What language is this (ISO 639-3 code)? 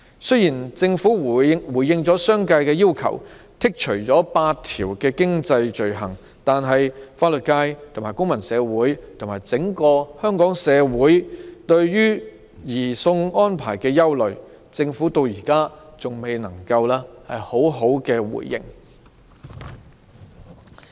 yue